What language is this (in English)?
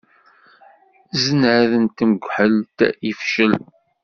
Kabyle